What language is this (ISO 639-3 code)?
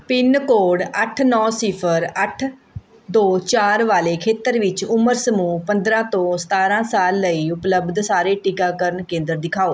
pan